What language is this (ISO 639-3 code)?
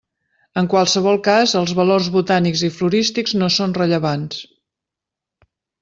cat